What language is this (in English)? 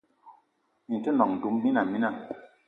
Eton (Cameroon)